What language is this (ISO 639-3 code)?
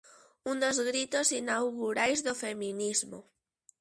glg